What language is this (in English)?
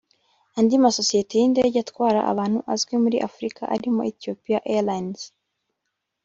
Kinyarwanda